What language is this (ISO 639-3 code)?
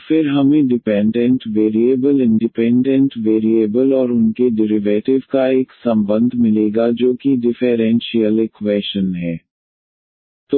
hin